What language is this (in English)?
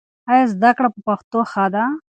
Pashto